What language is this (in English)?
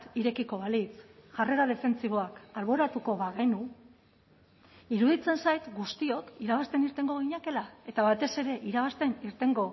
Basque